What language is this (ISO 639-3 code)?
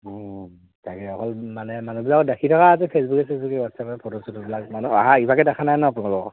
asm